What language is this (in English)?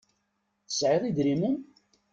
Kabyle